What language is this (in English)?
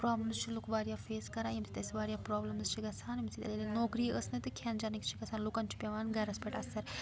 Kashmiri